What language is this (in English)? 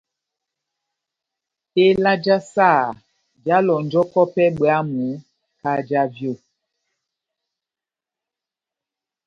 Batanga